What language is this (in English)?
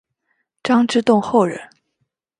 Chinese